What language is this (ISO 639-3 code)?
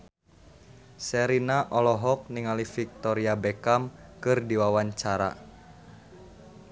sun